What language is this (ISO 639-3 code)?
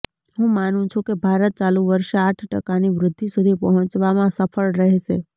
guj